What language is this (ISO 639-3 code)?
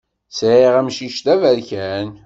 kab